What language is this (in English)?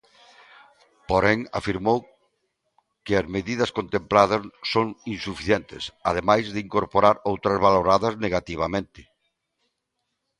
Galician